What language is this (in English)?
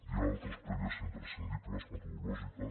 Catalan